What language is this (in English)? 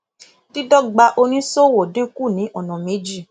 Yoruba